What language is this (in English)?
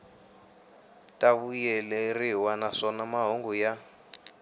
Tsonga